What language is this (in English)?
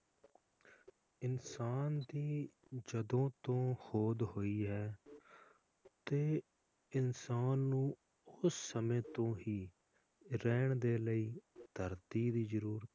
Punjabi